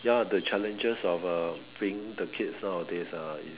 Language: English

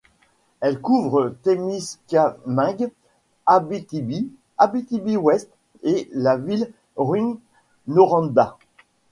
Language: French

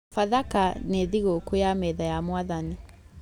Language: Kikuyu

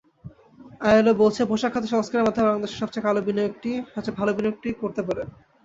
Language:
Bangla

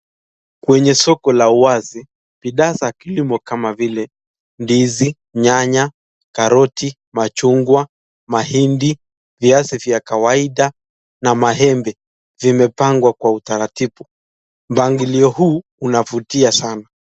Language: Swahili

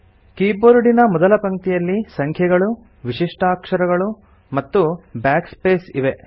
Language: Kannada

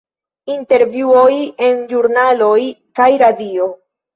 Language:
Esperanto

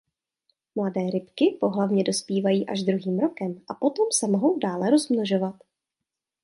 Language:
Czech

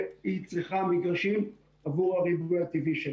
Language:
Hebrew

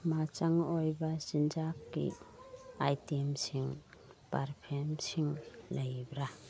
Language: Manipuri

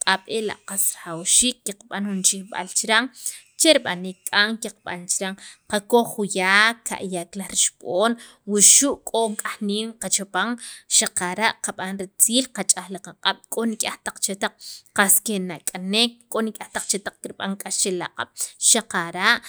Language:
Sacapulteco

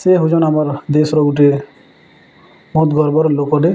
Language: Odia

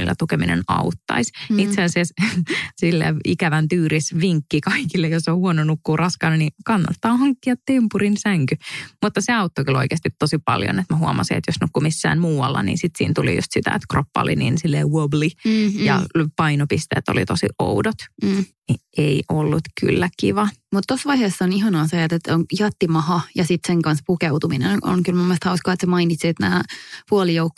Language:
Finnish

